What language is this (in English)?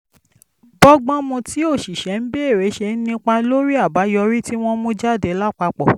Yoruba